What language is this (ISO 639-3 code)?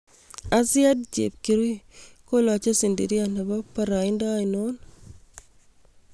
kln